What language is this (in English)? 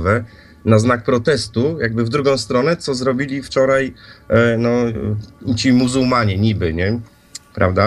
Polish